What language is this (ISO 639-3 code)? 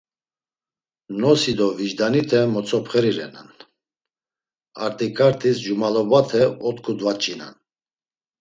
lzz